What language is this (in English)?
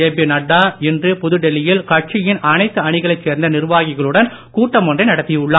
Tamil